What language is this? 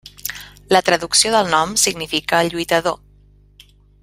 Catalan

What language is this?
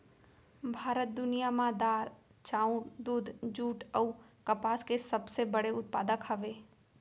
Chhattisgarhi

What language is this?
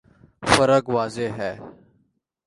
Urdu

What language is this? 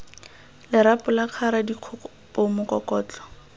Tswana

